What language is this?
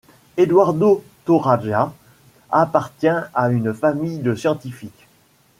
French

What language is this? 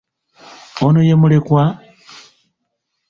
Ganda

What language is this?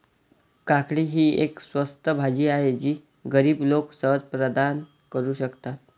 Marathi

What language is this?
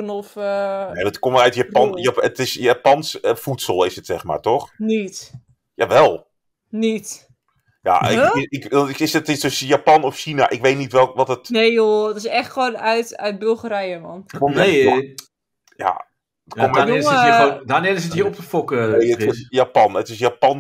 Dutch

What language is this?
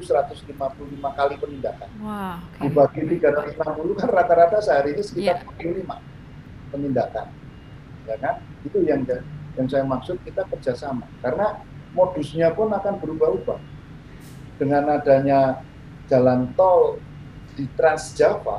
Indonesian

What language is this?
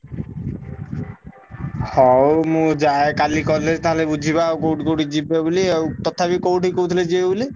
Odia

